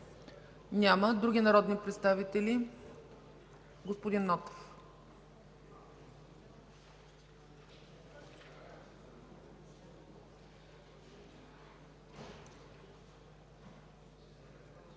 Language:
Bulgarian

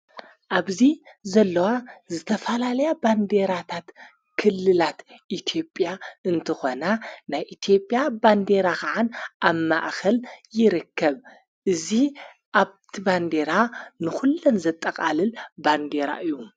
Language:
Tigrinya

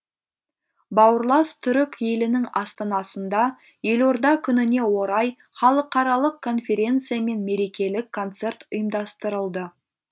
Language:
Kazakh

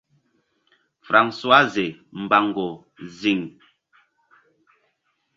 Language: Mbum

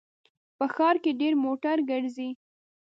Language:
Pashto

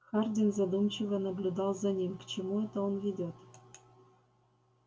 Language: Russian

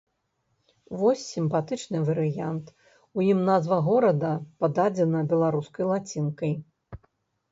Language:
Belarusian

